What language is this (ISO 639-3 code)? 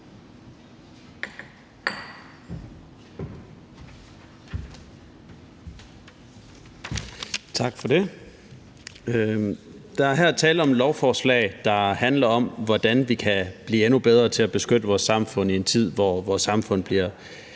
dan